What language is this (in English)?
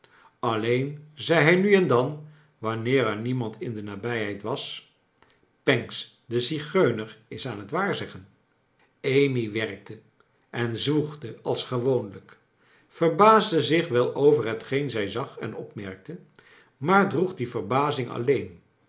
Dutch